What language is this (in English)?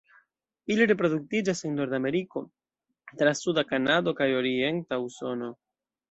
Esperanto